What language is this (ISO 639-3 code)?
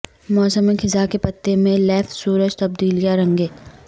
urd